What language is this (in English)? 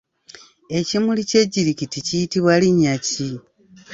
Ganda